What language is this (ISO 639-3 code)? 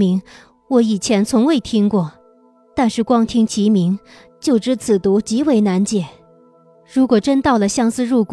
zho